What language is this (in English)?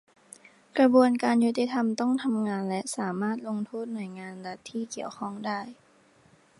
Thai